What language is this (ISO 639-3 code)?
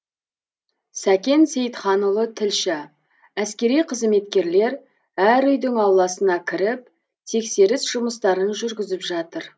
kaz